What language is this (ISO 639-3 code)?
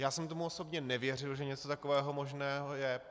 ces